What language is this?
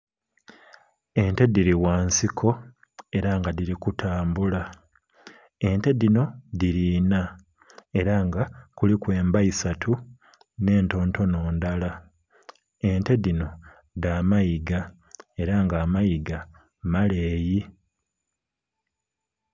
Soga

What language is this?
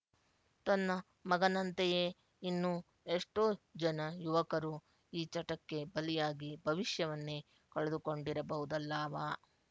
Kannada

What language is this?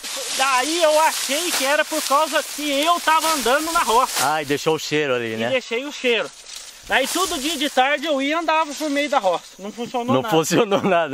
Portuguese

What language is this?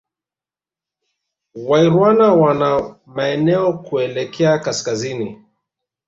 Swahili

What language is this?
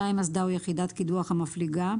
Hebrew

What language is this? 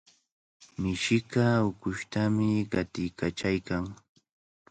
Cajatambo North Lima Quechua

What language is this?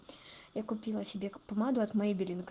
Russian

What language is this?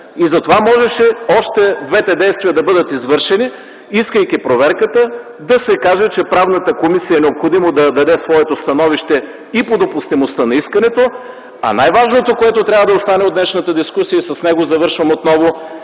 Bulgarian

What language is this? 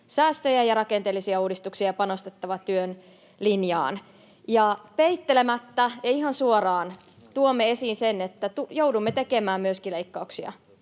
Finnish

